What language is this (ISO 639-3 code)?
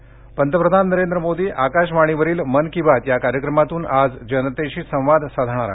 mar